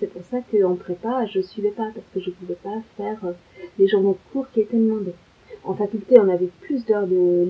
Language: French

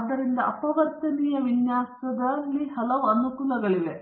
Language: Kannada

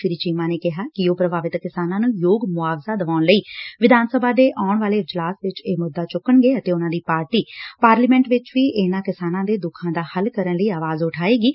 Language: Punjabi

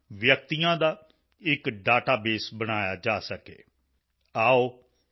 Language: Punjabi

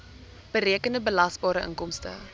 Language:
Afrikaans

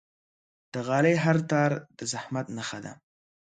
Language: Pashto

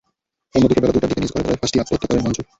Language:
Bangla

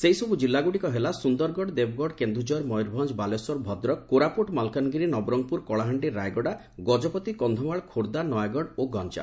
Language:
Odia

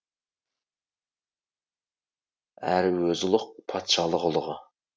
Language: Kazakh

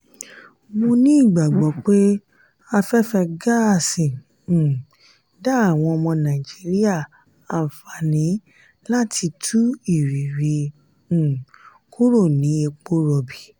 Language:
Yoruba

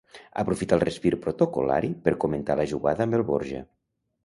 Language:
Catalan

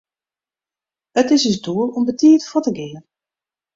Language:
Western Frisian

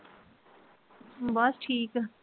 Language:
Punjabi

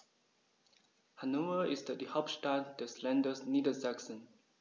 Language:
German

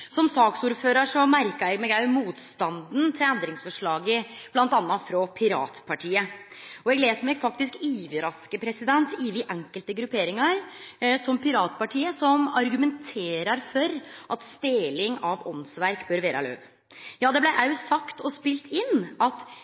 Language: Norwegian Nynorsk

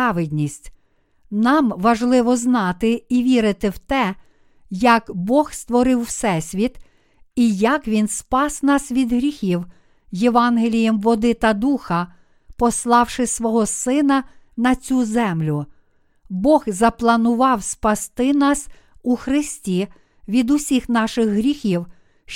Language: Ukrainian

